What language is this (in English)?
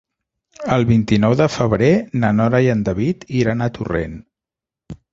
Catalan